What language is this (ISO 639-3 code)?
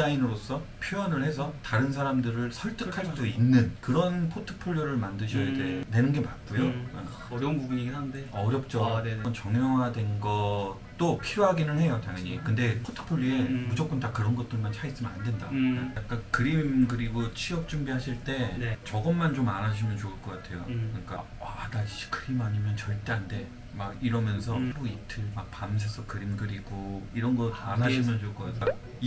kor